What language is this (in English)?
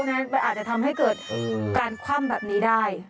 Thai